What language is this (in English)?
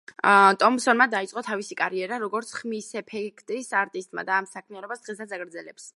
Georgian